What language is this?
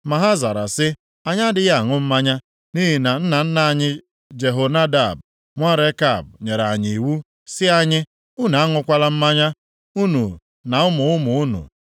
Igbo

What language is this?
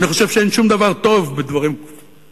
Hebrew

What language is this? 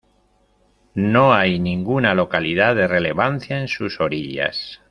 Spanish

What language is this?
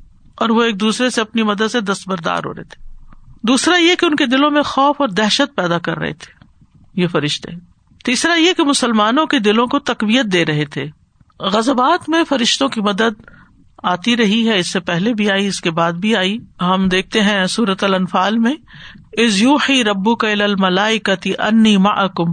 Urdu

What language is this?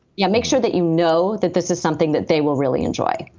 English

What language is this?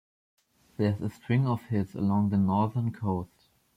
English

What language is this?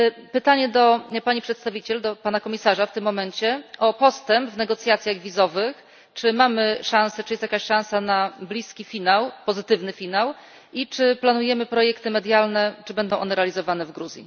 Polish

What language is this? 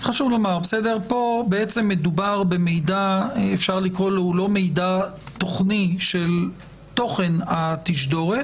Hebrew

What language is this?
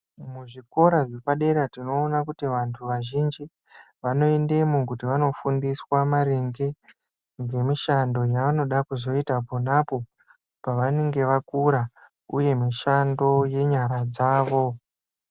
Ndau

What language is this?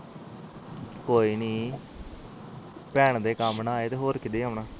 Punjabi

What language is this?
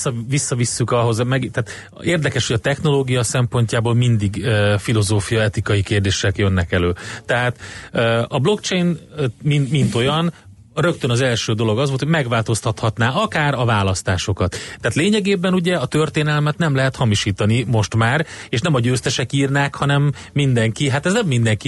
Hungarian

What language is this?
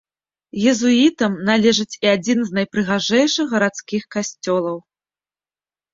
Belarusian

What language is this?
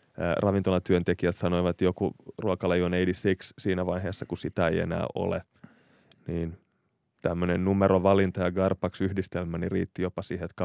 Finnish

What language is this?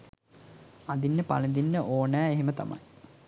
Sinhala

